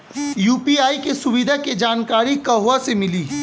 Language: Bhojpuri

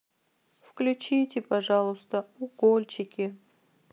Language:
Russian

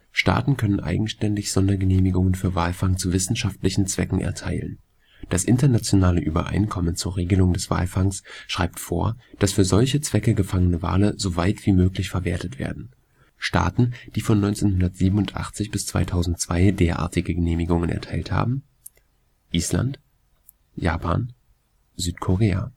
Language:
German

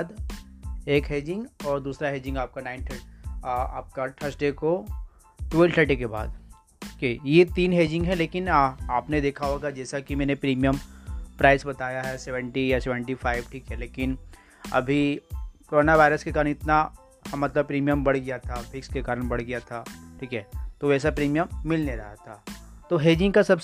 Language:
Hindi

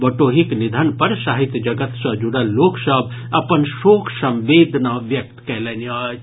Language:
Maithili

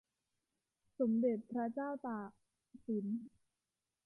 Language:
Thai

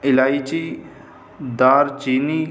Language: Urdu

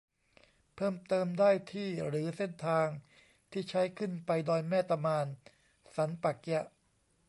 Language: Thai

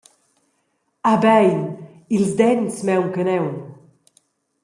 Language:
Romansh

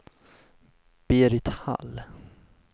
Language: Swedish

